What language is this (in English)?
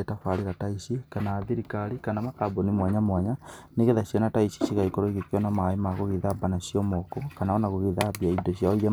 Kikuyu